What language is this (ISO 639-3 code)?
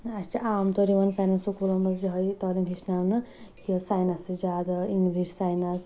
kas